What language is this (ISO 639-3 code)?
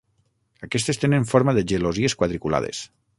cat